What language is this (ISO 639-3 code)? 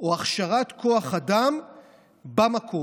heb